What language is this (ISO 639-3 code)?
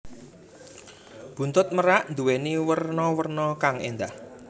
jav